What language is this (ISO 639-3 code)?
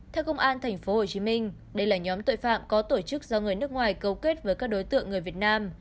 vie